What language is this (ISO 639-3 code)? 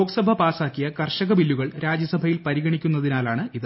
mal